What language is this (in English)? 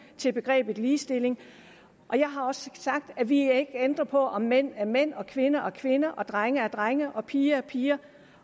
Danish